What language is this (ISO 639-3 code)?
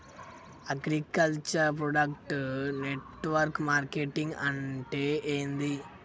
tel